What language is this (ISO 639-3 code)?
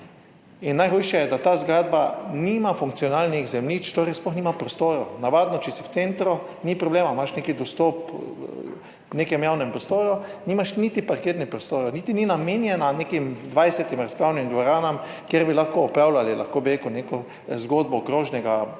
slv